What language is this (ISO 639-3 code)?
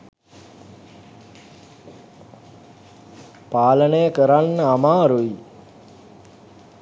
sin